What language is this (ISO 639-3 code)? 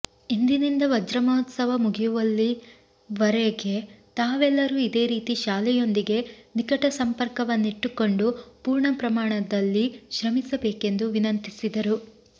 kan